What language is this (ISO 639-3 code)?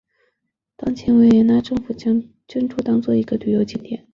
zho